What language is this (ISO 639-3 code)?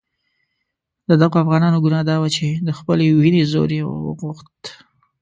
pus